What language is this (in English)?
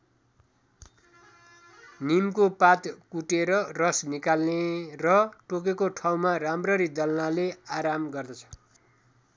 Nepali